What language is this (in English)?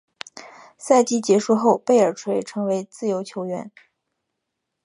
Chinese